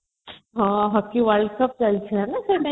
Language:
Odia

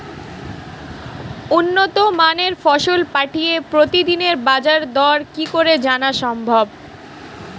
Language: Bangla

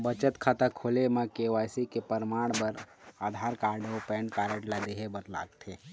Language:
Chhattisgarhi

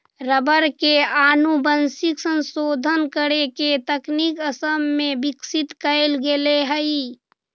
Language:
Magahi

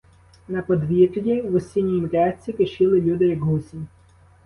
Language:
Ukrainian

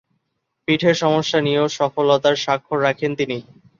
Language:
Bangla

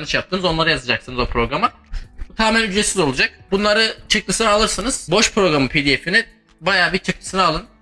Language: Turkish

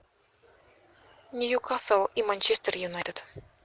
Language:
Russian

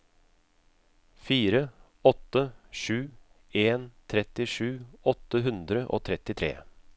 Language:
Norwegian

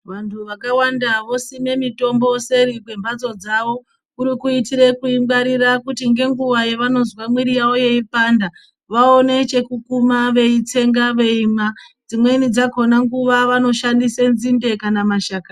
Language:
Ndau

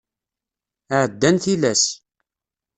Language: Kabyle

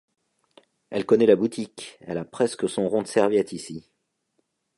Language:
French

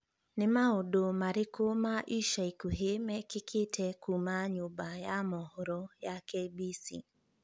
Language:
Kikuyu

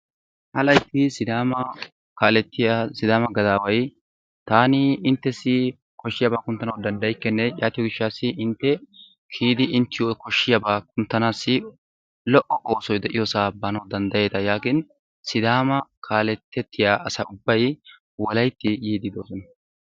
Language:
Wolaytta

